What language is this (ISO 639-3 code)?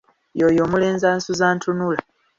lug